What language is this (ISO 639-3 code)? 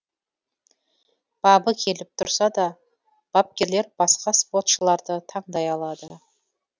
kaz